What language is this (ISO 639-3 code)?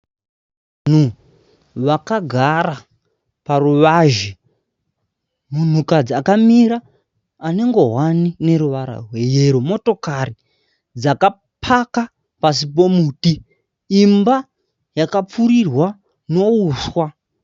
sna